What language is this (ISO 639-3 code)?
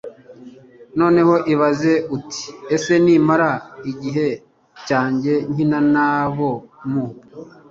kin